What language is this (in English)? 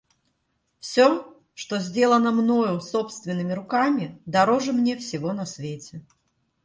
Russian